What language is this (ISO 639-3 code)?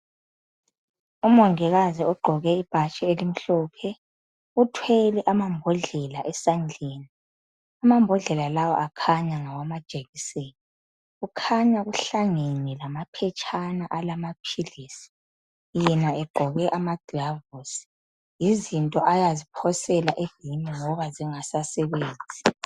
nde